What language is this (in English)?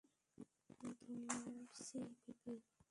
Bangla